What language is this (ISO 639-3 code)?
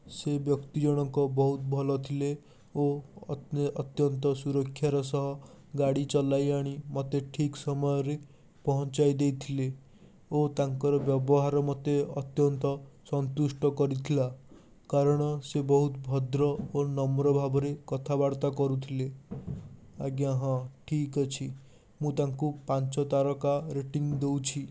ori